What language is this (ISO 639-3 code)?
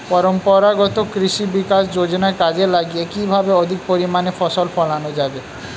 ben